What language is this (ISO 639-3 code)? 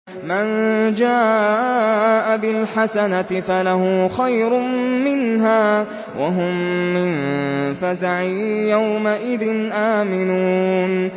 ara